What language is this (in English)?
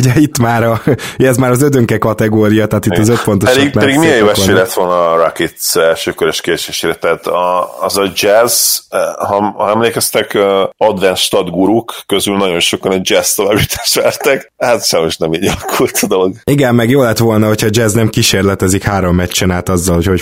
Hungarian